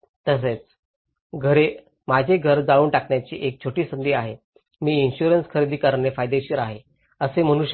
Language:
Marathi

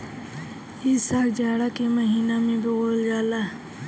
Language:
Bhojpuri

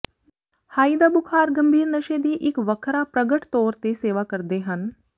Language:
Punjabi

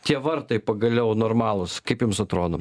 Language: Lithuanian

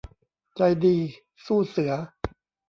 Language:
Thai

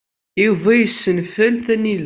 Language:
Kabyle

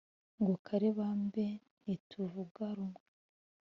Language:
Kinyarwanda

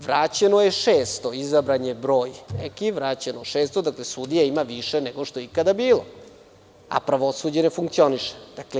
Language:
Serbian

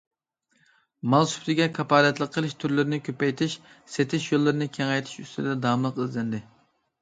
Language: Uyghur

